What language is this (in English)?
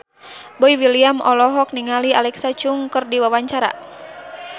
Sundanese